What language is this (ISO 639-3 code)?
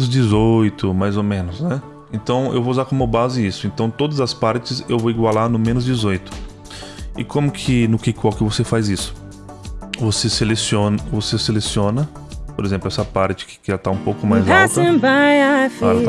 por